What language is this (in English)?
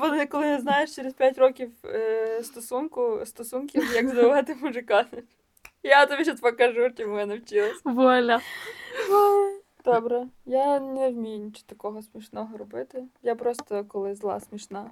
Ukrainian